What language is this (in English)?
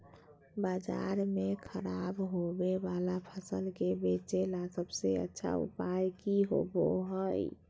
Magahi